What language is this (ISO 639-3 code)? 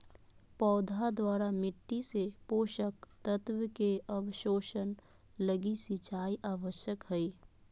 mag